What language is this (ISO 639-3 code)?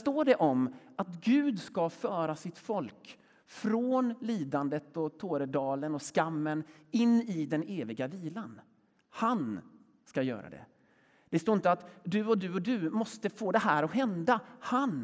swe